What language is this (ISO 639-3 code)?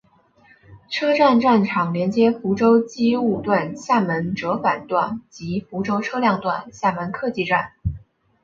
zho